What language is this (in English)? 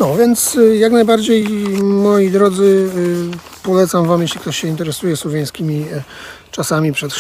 Polish